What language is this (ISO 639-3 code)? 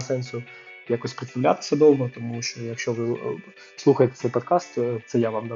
ukr